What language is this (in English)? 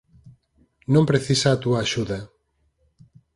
Galician